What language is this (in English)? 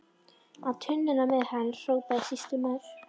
Icelandic